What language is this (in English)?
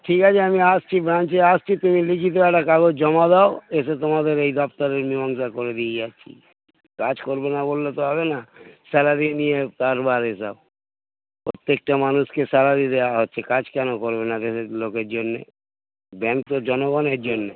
Bangla